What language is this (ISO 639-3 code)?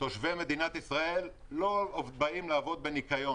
heb